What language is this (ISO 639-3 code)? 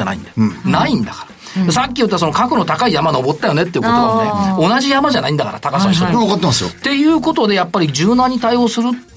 jpn